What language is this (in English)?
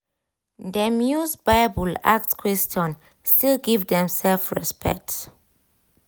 Nigerian Pidgin